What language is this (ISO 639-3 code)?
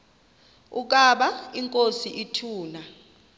xho